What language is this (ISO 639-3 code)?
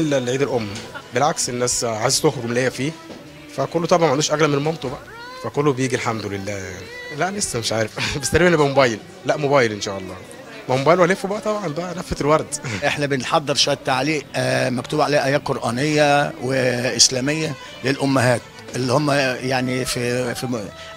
ara